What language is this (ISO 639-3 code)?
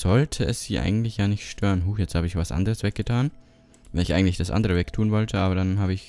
deu